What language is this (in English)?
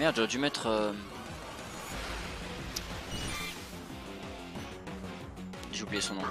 French